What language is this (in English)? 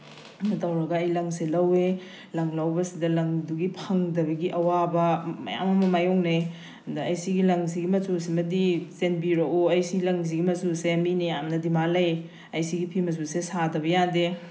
Manipuri